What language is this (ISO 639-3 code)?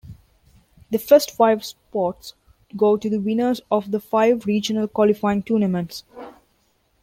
eng